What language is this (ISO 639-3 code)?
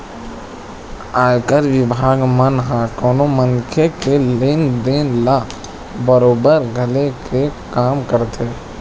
hne